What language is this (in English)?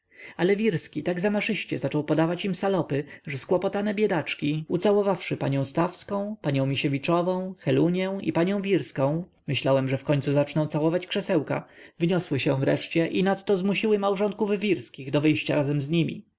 Polish